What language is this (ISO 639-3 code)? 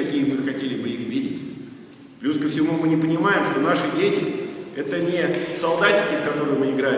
rus